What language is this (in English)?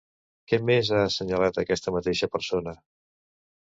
Catalan